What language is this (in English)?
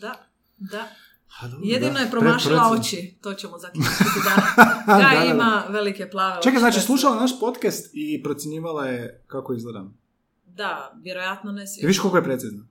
Croatian